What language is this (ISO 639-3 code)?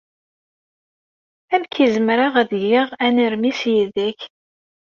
kab